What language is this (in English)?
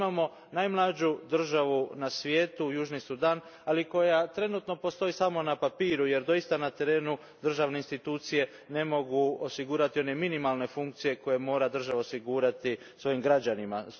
Croatian